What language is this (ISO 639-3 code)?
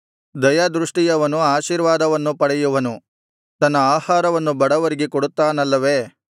kan